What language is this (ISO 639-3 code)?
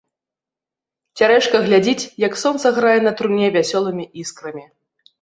bel